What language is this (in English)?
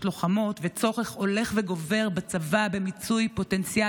Hebrew